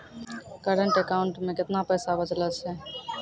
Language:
Maithili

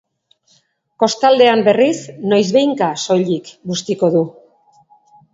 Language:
Basque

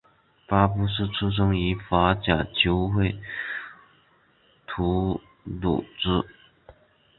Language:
Chinese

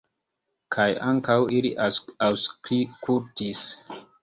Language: Esperanto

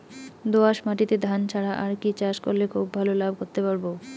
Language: Bangla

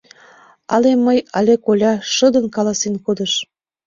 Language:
Mari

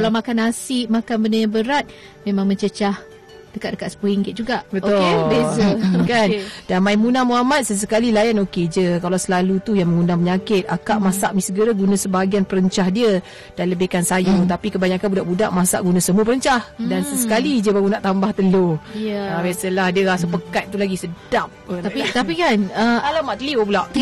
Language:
Malay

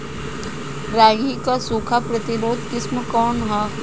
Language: Bhojpuri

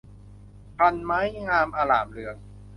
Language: Thai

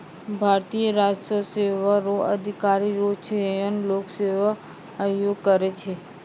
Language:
Maithili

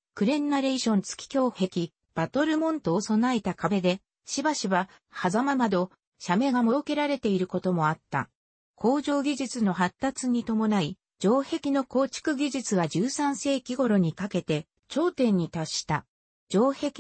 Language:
Japanese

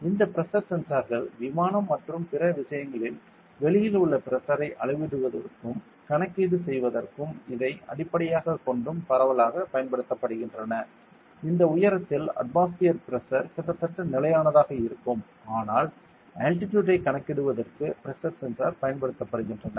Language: Tamil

